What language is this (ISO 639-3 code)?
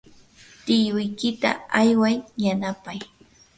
qur